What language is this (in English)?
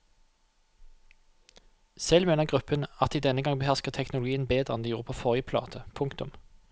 Norwegian